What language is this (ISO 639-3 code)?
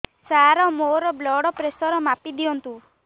ori